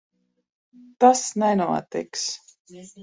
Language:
Latvian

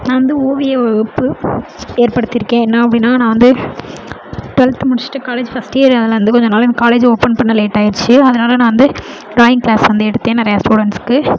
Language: Tamil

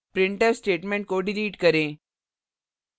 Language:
Hindi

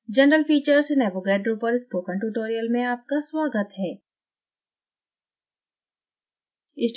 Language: Hindi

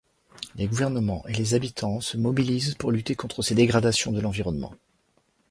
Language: French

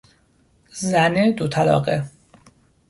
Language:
Persian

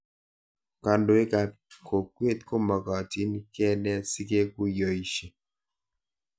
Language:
Kalenjin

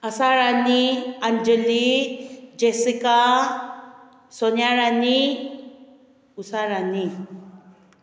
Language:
Manipuri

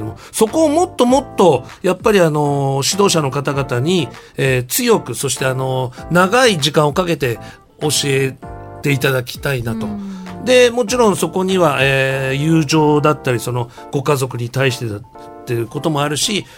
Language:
Japanese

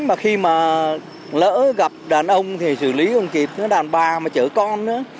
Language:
Vietnamese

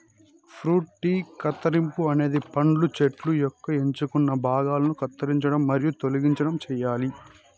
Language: Telugu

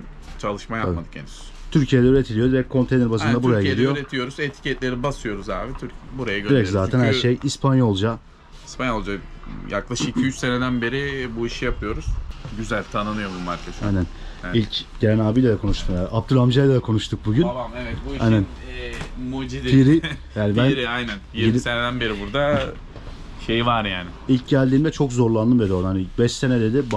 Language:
Turkish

